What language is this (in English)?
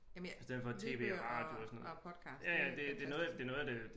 Danish